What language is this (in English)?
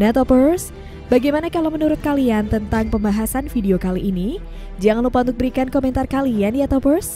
Indonesian